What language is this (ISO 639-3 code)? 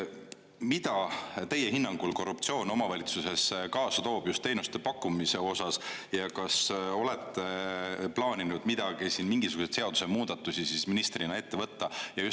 est